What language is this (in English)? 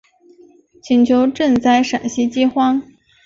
Chinese